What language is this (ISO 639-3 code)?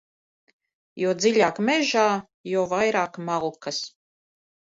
lav